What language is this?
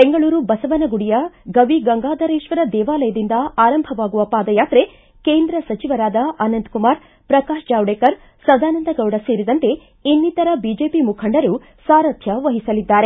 Kannada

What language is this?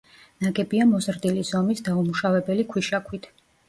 Georgian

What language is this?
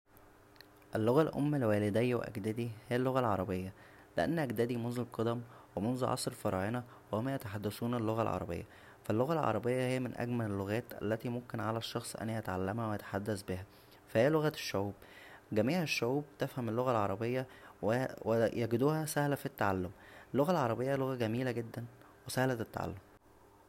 Egyptian Arabic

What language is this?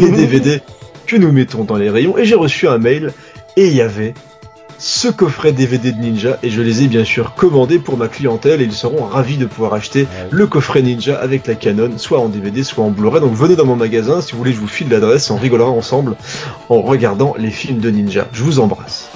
French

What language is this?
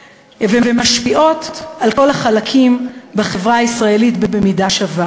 Hebrew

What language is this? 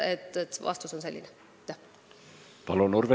Estonian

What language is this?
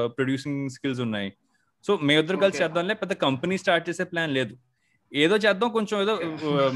Telugu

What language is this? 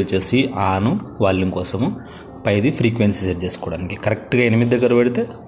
Telugu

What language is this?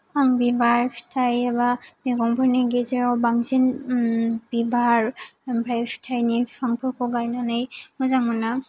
Bodo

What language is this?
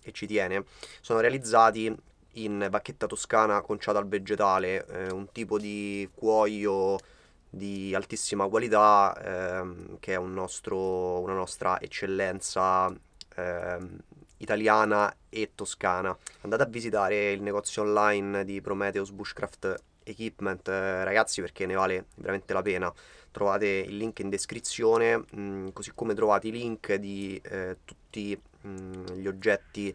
Italian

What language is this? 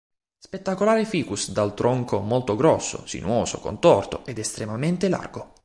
Italian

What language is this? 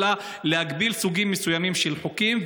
Hebrew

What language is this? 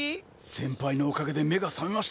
Japanese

